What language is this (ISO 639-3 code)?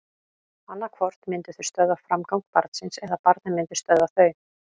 isl